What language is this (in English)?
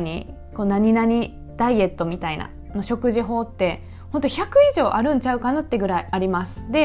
Japanese